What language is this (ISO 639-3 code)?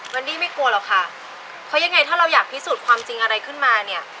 tha